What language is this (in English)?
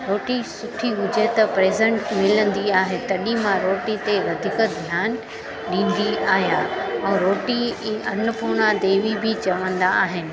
Sindhi